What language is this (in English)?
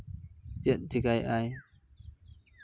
Santali